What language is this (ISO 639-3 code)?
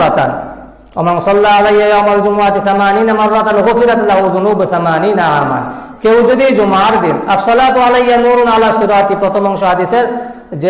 ind